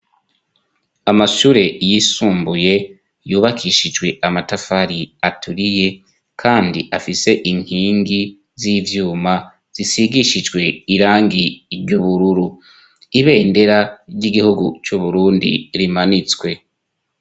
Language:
Rundi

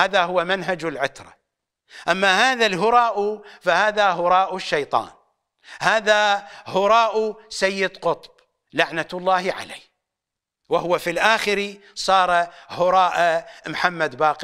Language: Arabic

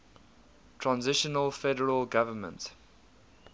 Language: English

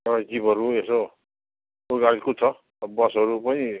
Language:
Nepali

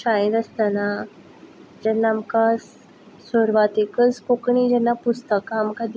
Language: Konkani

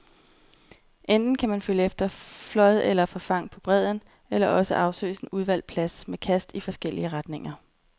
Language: Danish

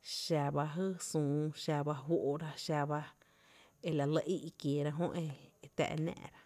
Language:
Tepinapa Chinantec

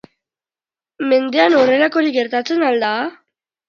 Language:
Basque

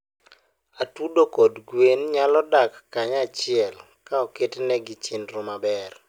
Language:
Luo (Kenya and Tanzania)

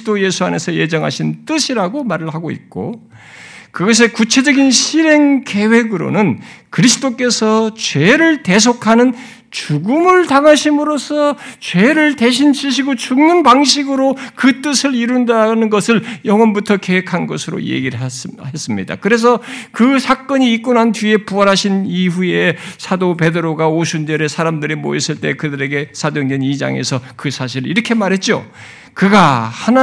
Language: Korean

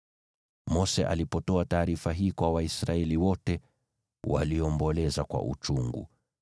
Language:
Swahili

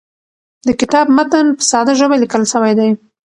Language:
Pashto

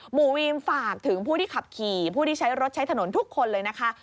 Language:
Thai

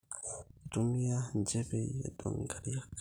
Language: Masai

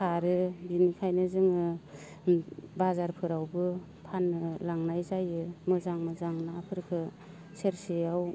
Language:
Bodo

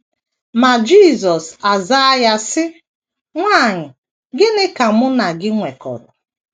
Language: Igbo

